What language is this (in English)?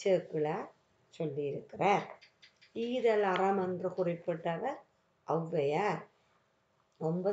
Turkish